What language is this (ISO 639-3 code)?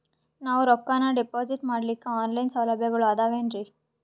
kan